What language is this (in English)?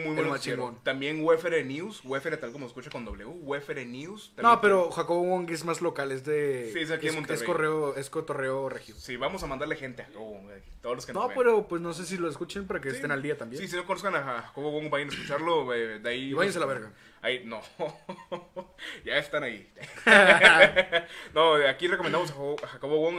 Spanish